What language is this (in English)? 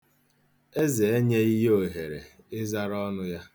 Igbo